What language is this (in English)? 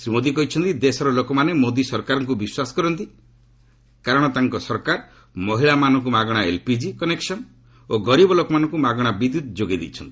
Odia